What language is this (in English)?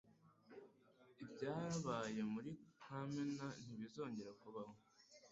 Kinyarwanda